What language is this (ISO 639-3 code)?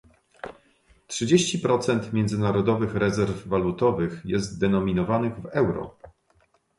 pol